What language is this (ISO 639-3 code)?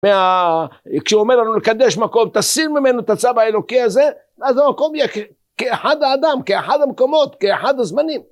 heb